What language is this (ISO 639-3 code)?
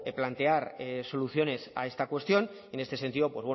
spa